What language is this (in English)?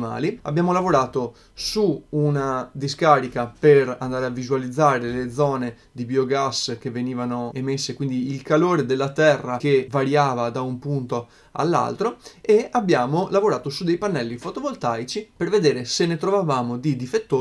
Italian